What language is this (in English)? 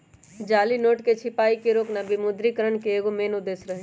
Magahi